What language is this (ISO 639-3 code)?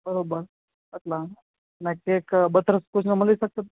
guj